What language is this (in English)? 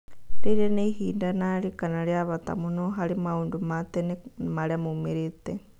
Kikuyu